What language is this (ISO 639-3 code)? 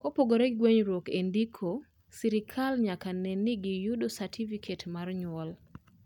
luo